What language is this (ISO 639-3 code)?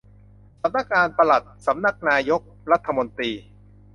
tha